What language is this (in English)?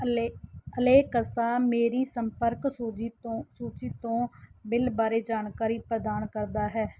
Punjabi